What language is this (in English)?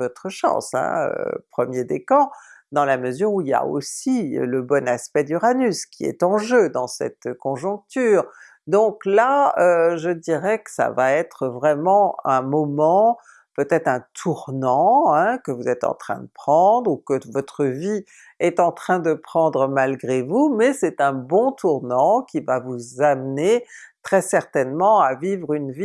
French